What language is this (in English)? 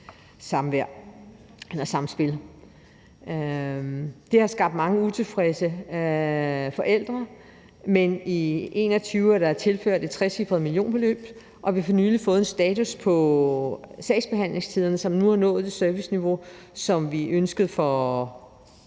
Danish